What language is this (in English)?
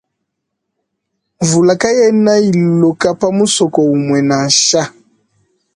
Luba-Lulua